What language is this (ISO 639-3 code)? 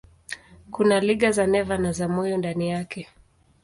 swa